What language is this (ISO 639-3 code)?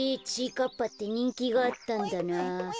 jpn